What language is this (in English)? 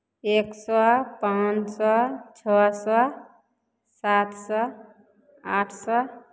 Maithili